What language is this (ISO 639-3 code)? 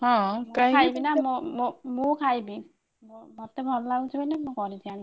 ori